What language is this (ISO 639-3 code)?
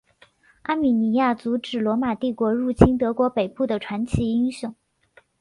zho